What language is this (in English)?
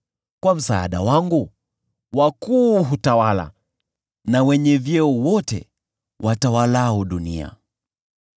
Swahili